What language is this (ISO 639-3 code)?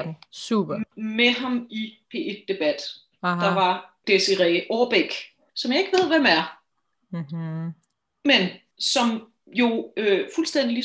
dan